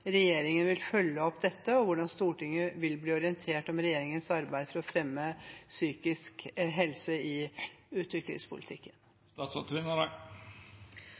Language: Norwegian Bokmål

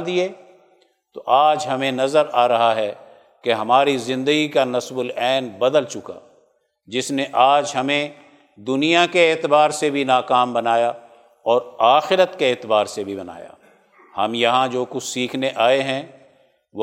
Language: Urdu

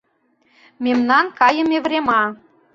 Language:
Mari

